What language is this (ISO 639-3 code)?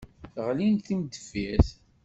kab